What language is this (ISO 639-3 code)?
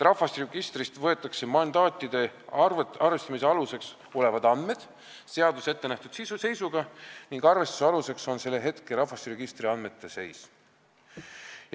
est